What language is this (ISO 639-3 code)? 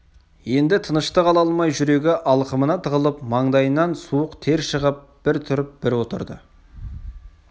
kaz